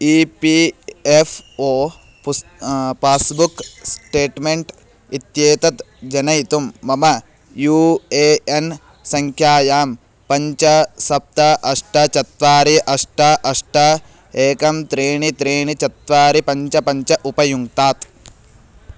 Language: Sanskrit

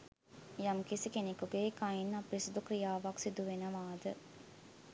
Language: Sinhala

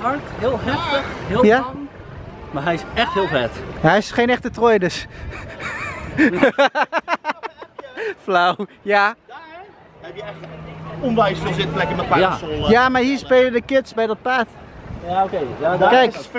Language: Dutch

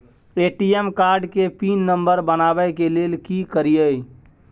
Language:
Maithili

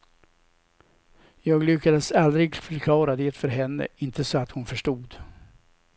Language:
Swedish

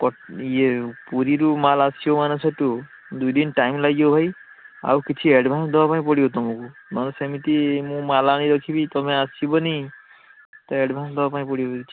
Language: Odia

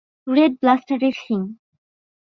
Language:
Bangla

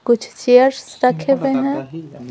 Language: Hindi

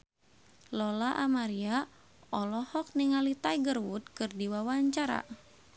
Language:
Sundanese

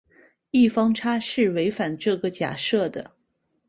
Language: Chinese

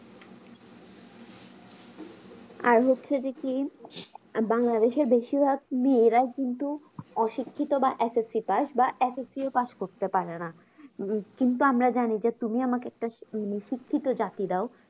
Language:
Bangla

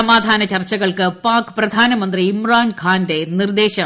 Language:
Malayalam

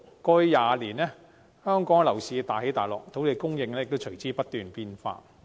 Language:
Cantonese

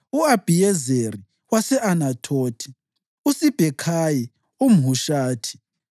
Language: North Ndebele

